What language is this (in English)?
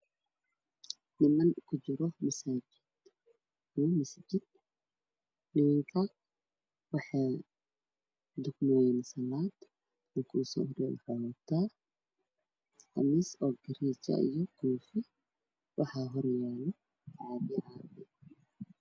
Somali